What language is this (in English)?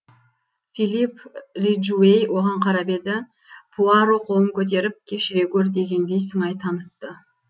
Kazakh